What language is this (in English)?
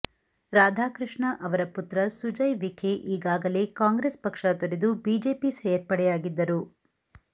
Kannada